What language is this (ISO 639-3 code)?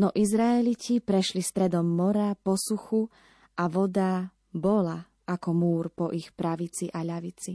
slk